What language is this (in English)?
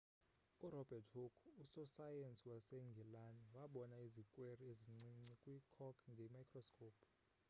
Xhosa